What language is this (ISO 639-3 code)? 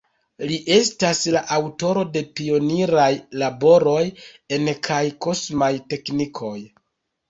epo